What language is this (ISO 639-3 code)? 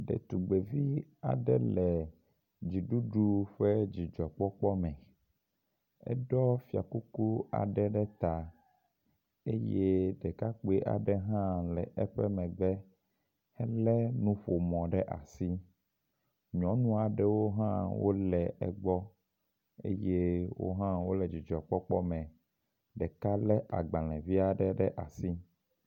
ewe